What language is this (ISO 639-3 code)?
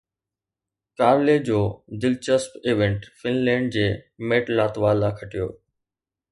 snd